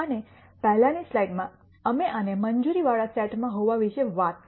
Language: Gujarati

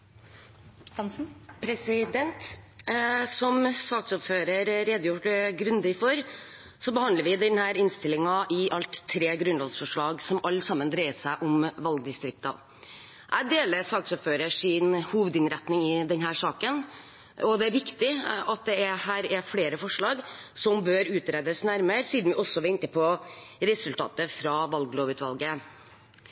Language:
Norwegian Bokmål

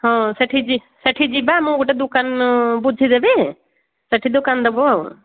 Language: Odia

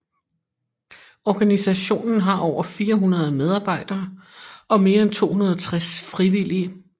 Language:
Danish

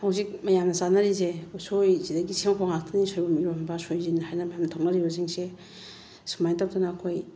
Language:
Manipuri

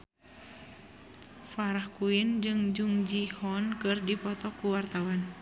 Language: Sundanese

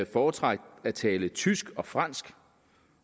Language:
Danish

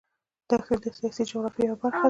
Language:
Pashto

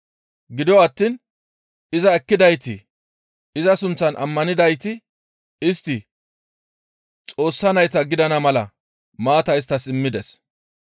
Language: Gamo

